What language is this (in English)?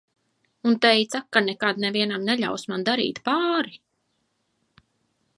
Latvian